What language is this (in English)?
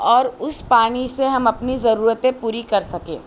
Urdu